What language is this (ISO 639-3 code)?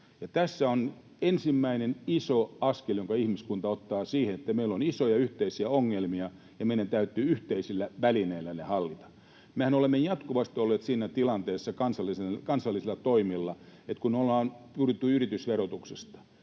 fin